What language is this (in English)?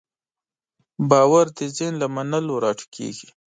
Pashto